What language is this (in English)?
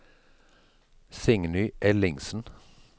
Norwegian